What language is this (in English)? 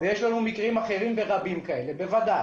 Hebrew